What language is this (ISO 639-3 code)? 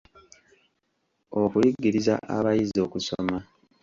lug